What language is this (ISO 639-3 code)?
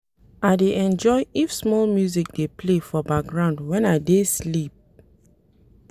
pcm